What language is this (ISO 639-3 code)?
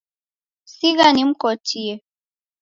dav